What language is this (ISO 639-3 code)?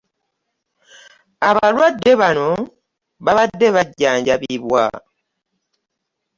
lug